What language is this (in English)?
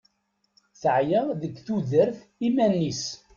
Kabyle